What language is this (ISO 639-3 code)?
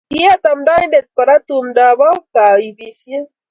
kln